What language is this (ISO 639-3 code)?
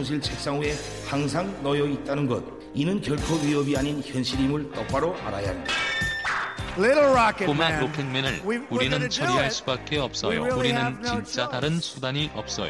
kor